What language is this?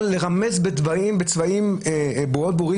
Hebrew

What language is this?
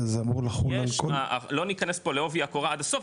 Hebrew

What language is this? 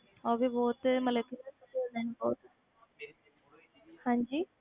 Punjabi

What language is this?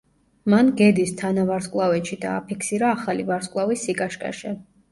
Georgian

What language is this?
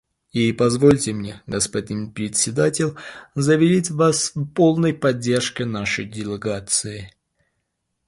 Russian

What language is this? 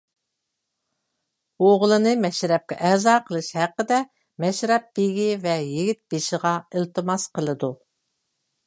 Uyghur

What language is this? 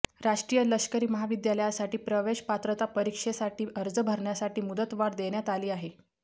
Marathi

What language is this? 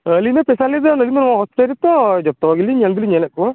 Santali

